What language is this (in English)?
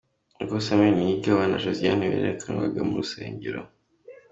Kinyarwanda